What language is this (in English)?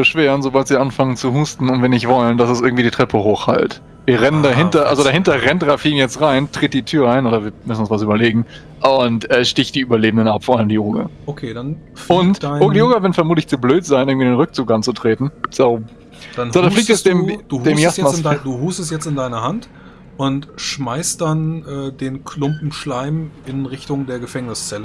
German